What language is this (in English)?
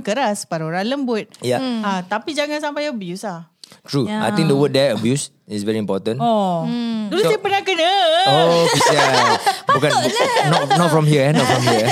Malay